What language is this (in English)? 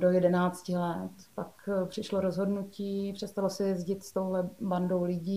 Czech